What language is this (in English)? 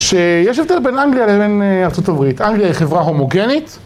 Hebrew